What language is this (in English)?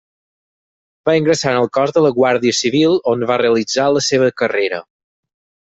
Catalan